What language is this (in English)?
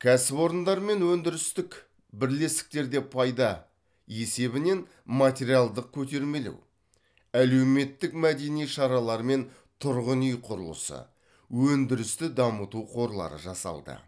Kazakh